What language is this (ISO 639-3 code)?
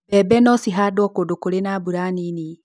kik